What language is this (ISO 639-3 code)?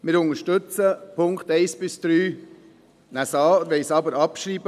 gsw